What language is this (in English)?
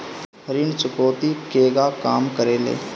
Bhojpuri